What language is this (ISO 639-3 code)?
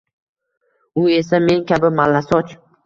uzb